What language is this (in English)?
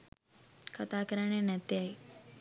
Sinhala